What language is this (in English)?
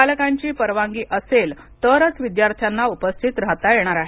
Marathi